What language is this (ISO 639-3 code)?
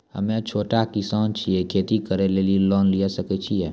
mai